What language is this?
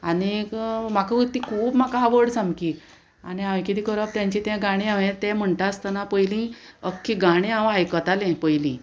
Konkani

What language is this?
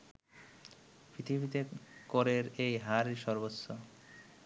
Bangla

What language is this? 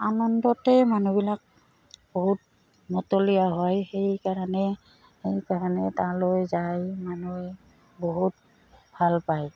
Assamese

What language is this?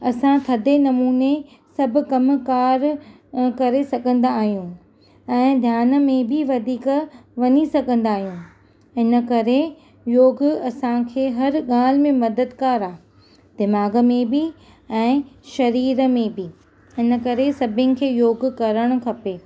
Sindhi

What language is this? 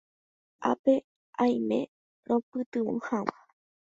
Guarani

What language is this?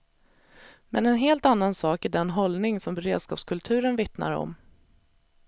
Swedish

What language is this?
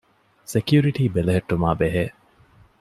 Divehi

